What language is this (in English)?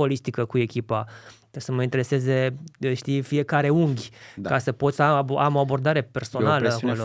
Romanian